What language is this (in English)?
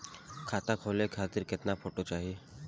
Bhojpuri